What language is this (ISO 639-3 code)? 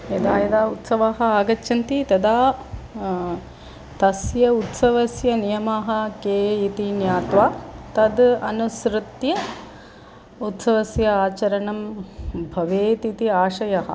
san